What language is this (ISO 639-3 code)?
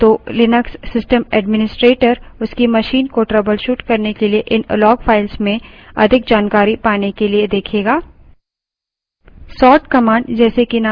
hin